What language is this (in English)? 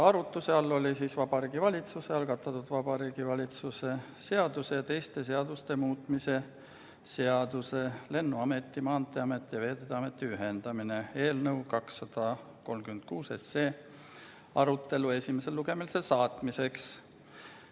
Estonian